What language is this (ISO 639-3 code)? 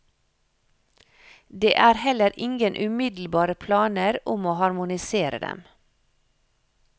nor